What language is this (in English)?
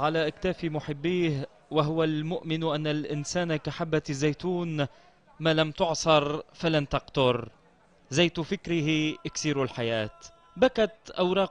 Arabic